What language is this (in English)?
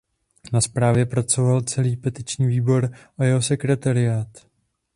Czech